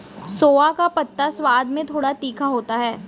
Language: Hindi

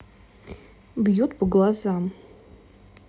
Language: Russian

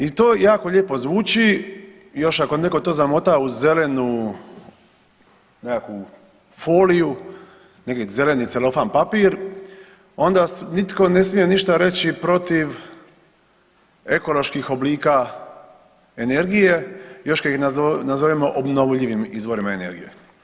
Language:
Croatian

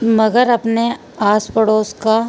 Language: Urdu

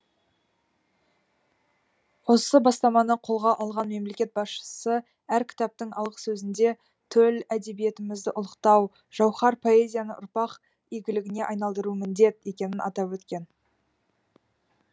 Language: Kazakh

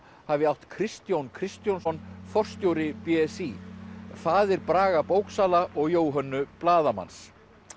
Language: Icelandic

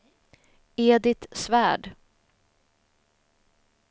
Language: Swedish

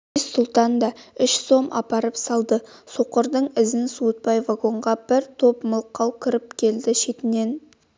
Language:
Kazakh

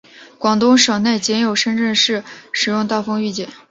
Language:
Chinese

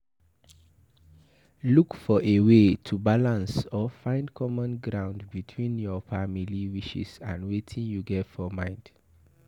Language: Nigerian Pidgin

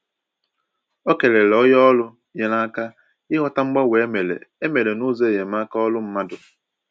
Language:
Igbo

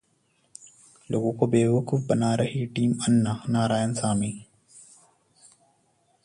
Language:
Hindi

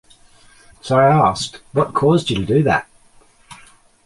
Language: English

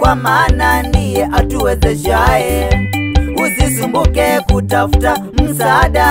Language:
Indonesian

